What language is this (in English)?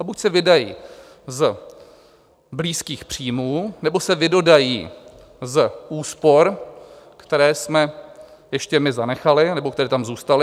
Czech